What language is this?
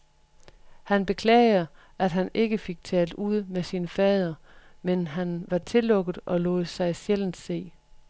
Danish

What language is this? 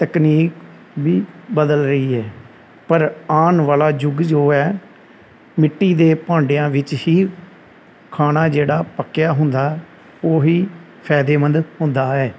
Punjabi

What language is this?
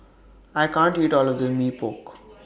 English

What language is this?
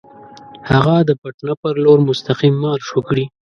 Pashto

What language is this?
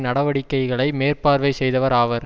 Tamil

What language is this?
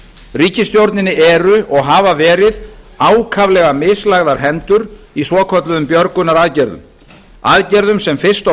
Icelandic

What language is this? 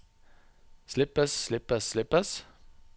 Norwegian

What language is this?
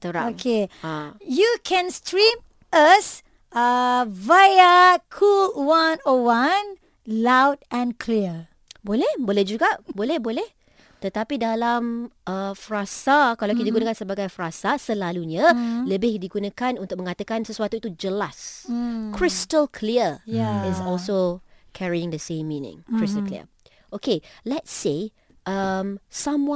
Malay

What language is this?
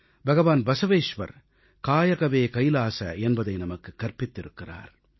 Tamil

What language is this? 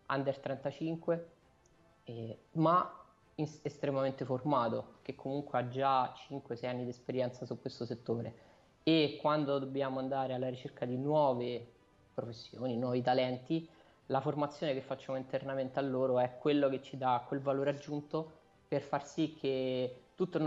Italian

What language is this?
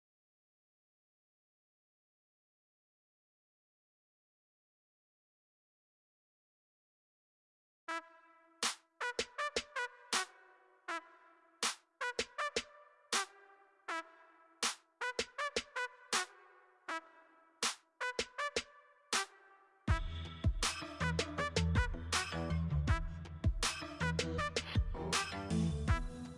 English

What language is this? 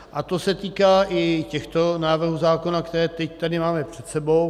Czech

